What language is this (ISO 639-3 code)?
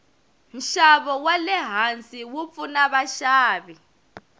tso